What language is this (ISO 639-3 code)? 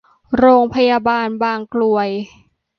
tha